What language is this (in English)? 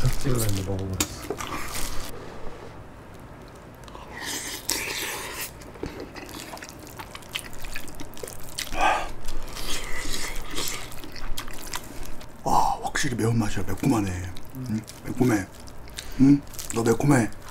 Korean